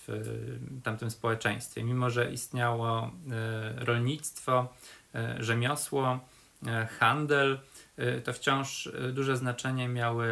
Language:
Polish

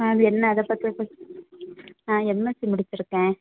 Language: Tamil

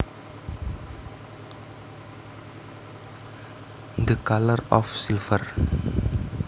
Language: Javanese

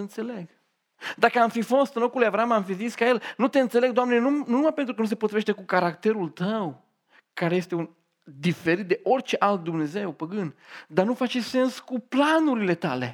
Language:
Romanian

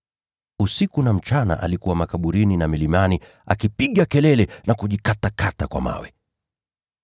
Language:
Swahili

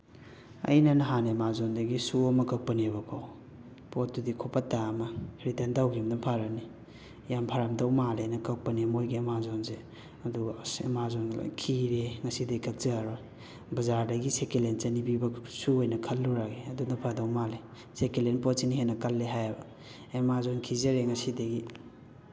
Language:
Manipuri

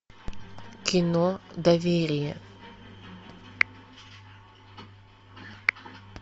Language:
Russian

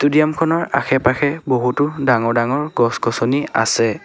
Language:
Assamese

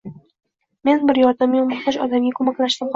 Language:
Uzbek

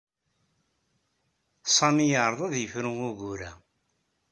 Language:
Kabyle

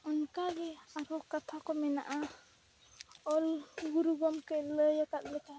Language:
Santali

